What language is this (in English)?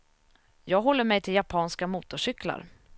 Swedish